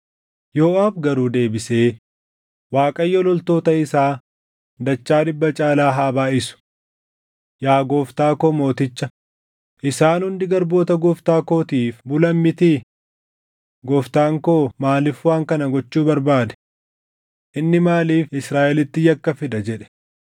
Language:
Oromo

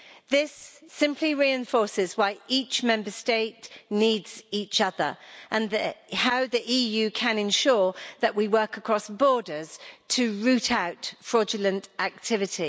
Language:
English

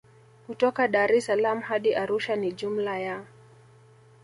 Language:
Swahili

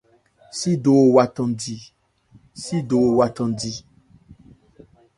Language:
Ebrié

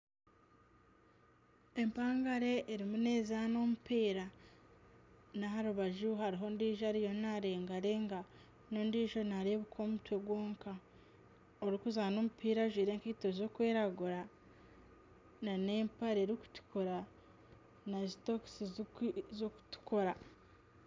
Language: Nyankole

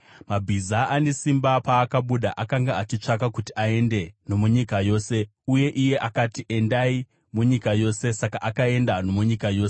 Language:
Shona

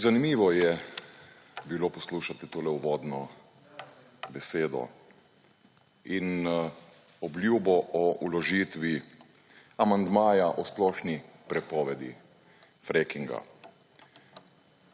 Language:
Slovenian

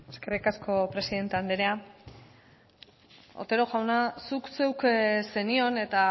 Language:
Basque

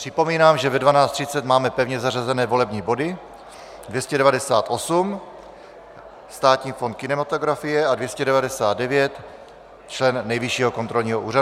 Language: Czech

